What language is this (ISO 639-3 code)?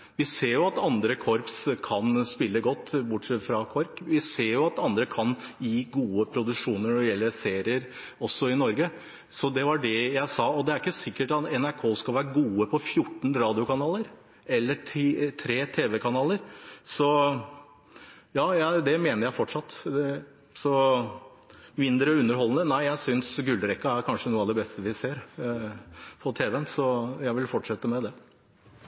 nob